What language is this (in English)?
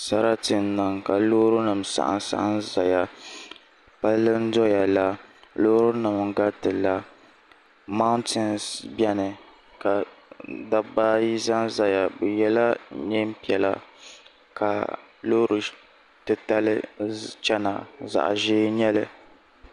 Dagbani